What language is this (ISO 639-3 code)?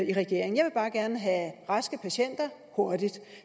dan